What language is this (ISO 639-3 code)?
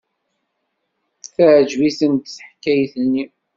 kab